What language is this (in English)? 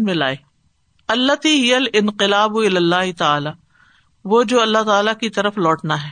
Urdu